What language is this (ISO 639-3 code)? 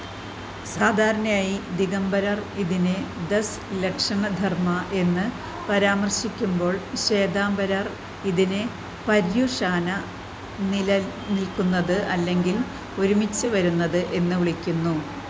mal